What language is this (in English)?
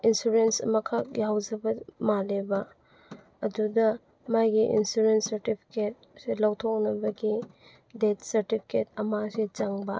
Manipuri